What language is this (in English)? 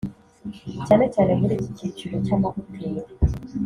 Kinyarwanda